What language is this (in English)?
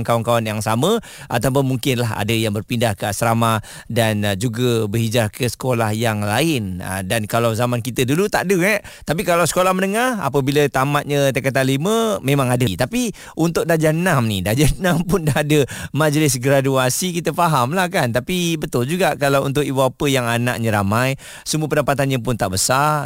Malay